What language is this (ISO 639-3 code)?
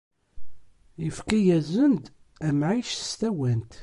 kab